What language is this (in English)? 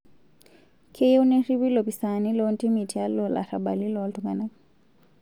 Masai